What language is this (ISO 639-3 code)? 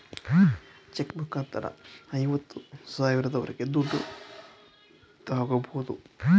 kan